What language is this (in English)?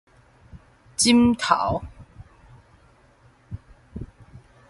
Min Nan Chinese